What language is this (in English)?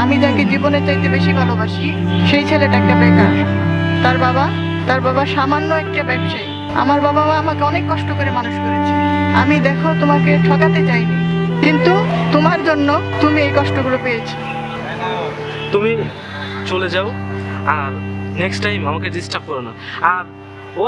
Bangla